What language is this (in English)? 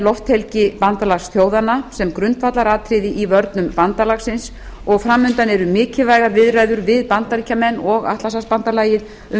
Icelandic